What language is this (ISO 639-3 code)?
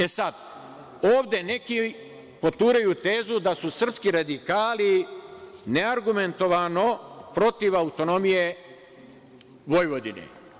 srp